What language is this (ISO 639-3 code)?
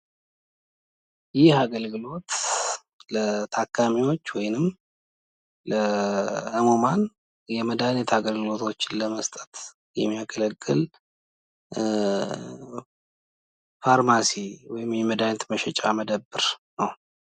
amh